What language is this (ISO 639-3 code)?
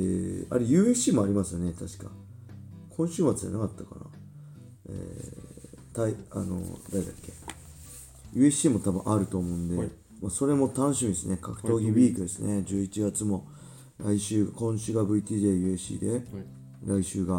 jpn